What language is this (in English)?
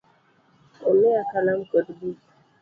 Luo (Kenya and Tanzania)